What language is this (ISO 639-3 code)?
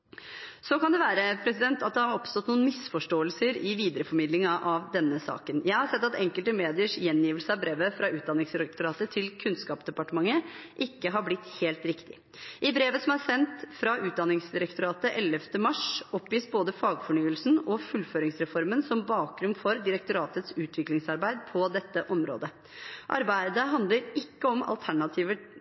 nob